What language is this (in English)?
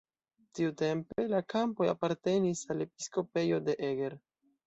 Esperanto